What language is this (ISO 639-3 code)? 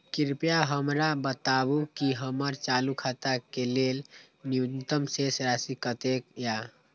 mai